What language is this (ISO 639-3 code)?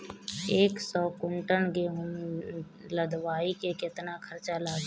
bho